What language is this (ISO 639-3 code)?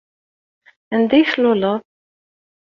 kab